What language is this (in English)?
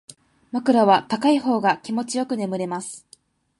Japanese